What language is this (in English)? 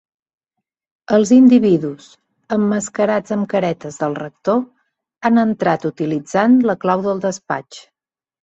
Catalan